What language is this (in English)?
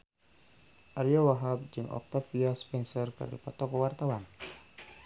Sundanese